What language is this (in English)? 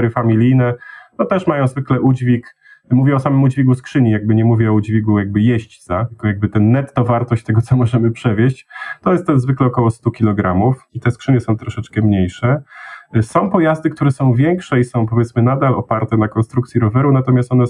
Polish